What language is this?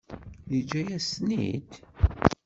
Kabyle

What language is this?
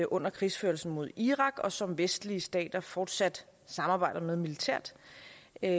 Danish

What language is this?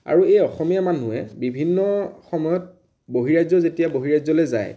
Assamese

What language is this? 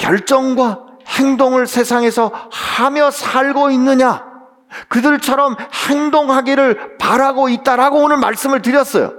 Korean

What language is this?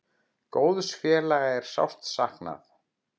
Icelandic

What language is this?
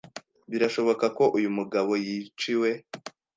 Kinyarwanda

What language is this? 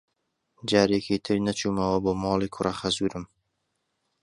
Central Kurdish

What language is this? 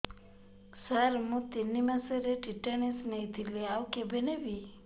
Odia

